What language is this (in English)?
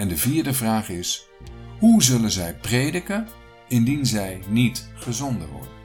Dutch